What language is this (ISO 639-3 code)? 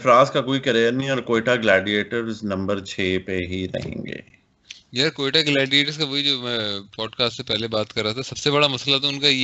urd